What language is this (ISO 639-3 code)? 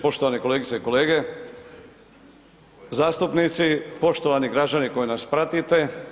hrv